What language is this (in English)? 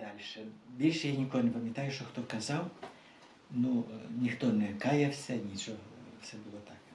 Ukrainian